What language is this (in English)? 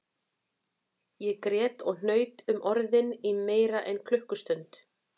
Icelandic